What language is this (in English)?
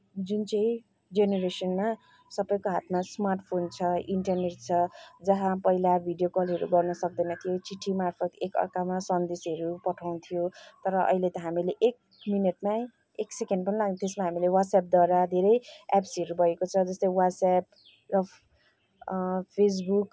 Nepali